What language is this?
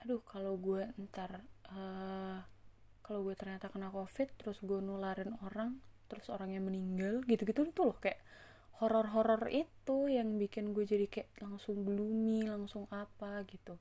Indonesian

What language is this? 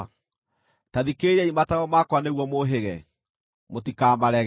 Kikuyu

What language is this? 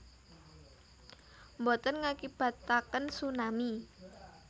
Javanese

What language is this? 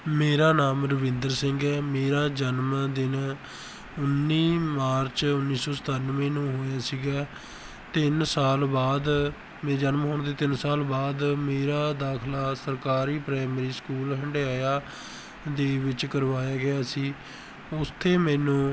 Punjabi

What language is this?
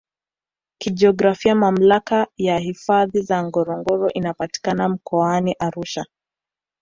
Swahili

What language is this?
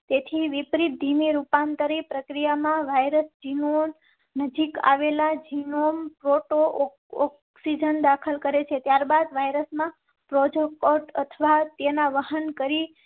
Gujarati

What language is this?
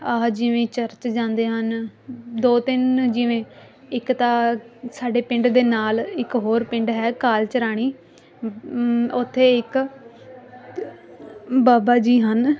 Punjabi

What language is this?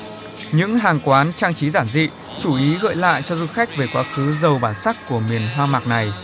Vietnamese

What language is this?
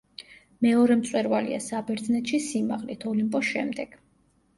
Georgian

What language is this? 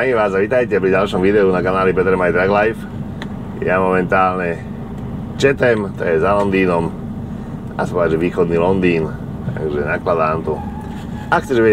Slovak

